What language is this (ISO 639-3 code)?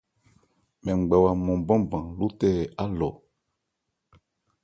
ebr